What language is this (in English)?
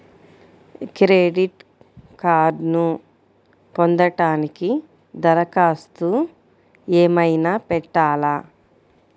Telugu